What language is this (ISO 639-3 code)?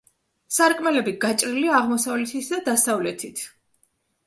kat